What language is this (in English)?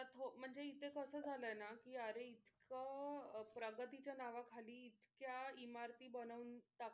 Marathi